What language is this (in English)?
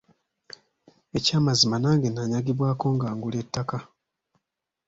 Ganda